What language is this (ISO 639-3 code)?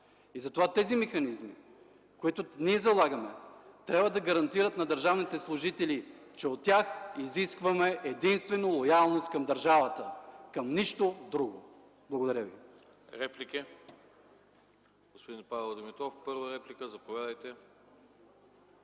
bul